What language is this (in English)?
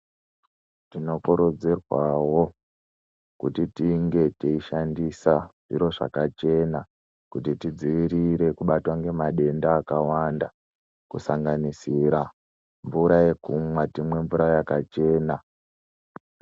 Ndau